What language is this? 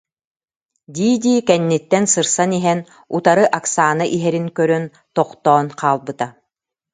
Yakut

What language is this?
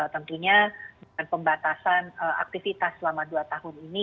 Indonesian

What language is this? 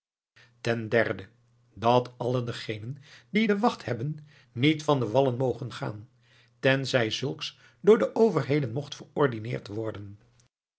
Dutch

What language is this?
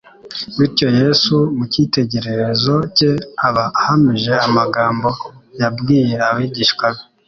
Kinyarwanda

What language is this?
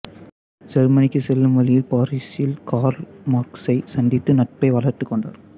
Tamil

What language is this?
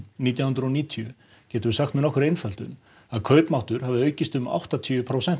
Icelandic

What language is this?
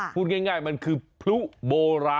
Thai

